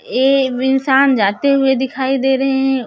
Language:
Hindi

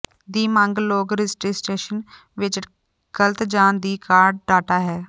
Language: Punjabi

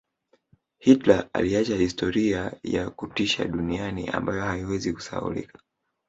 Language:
Swahili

